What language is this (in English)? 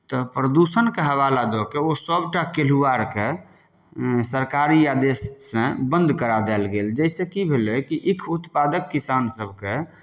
Maithili